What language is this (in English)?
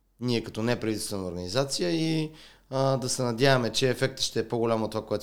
Bulgarian